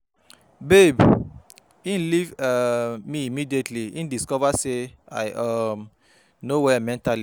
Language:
Nigerian Pidgin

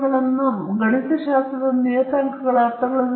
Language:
Kannada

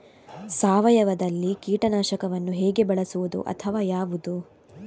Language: Kannada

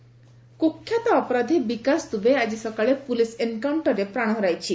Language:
Odia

